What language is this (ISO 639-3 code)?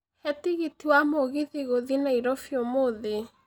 kik